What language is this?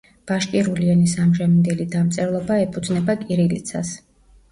Georgian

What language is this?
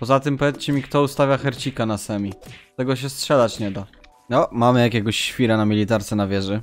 Polish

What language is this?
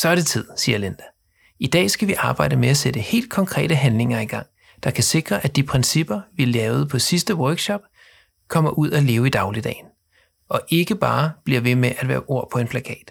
Danish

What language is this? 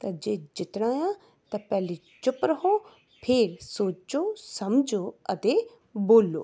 Punjabi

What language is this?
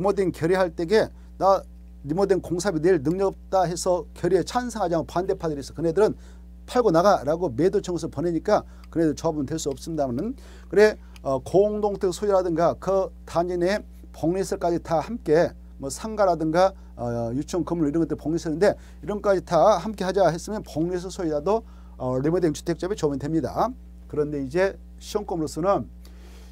Korean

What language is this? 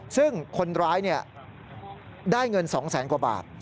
Thai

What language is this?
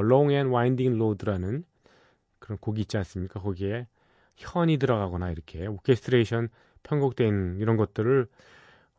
Korean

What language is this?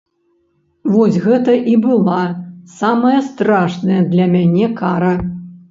Belarusian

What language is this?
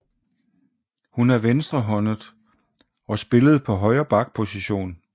Danish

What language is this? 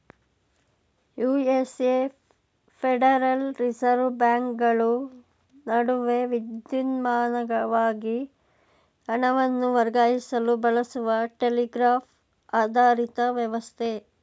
Kannada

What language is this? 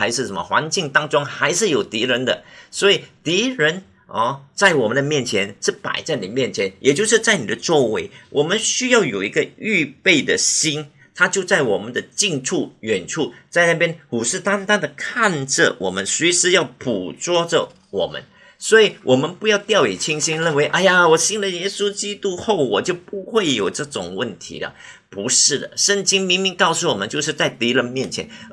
Chinese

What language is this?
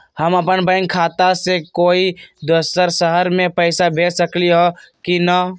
Magahi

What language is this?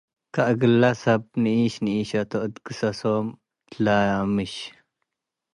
Tigre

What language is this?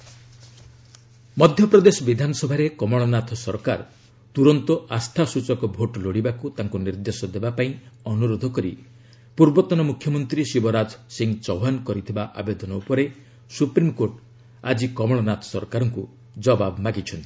Odia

